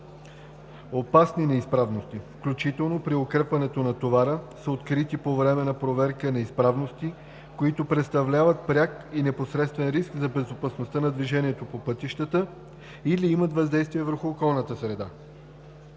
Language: Bulgarian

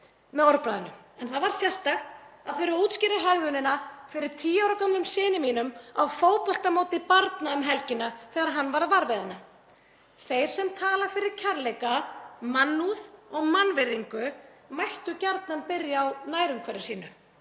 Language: Icelandic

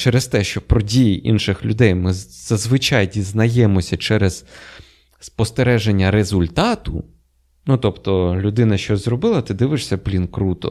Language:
Ukrainian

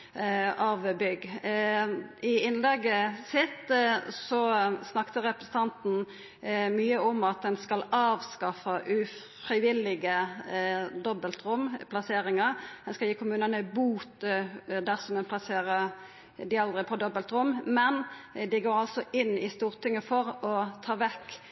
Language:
Norwegian Nynorsk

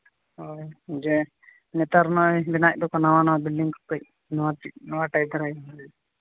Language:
Santali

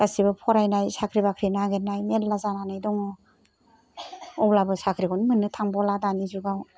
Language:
Bodo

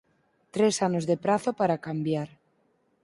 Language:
Galician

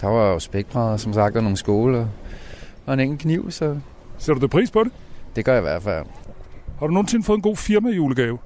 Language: Danish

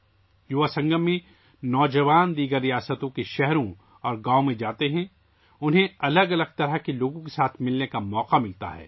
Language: Urdu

